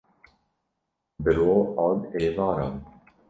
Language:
Kurdish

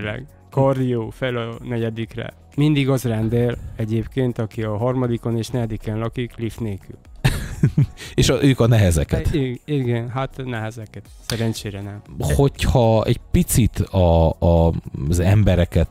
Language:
Hungarian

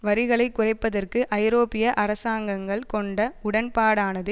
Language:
Tamil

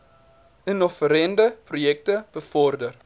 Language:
Afrikaans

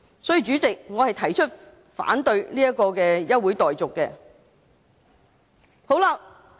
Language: Cantonese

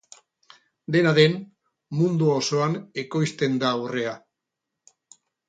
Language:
Basque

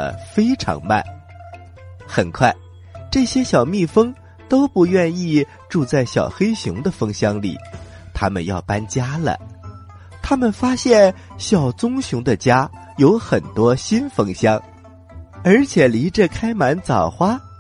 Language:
Chinese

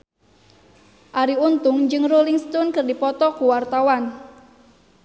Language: Sundanese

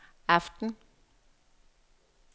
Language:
Danish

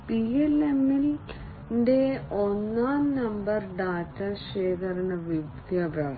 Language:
Malayalam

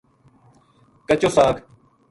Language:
Gujari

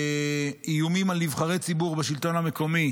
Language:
Hebrew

